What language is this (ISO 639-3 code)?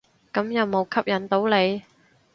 yue